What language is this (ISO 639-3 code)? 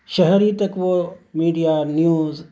urd